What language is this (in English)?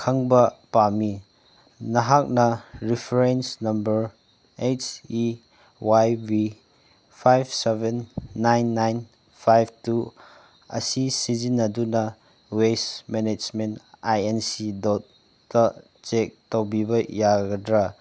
Manipuri